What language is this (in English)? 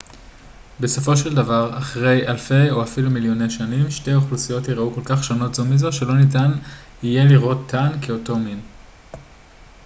Hebrew